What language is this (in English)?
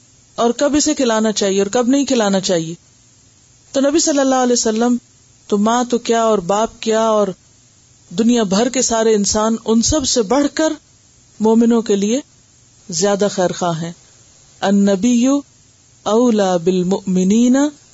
Urdu